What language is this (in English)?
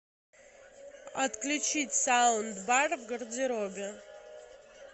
Russian